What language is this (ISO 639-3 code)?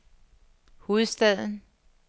dan